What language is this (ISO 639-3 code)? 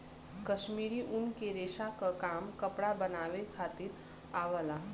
bho